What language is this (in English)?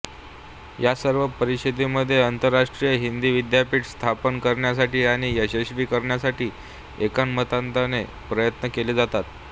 Marathi